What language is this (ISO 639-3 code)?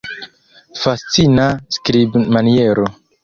epo